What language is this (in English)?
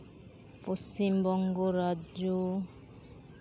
Santali